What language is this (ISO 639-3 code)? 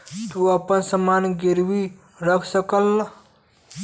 bho